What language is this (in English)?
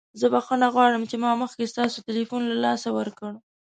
Pashto